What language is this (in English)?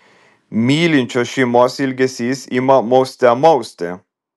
Lithuanian